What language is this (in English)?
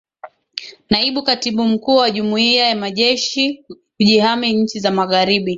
Swahili